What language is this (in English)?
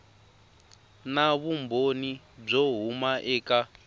Tsonga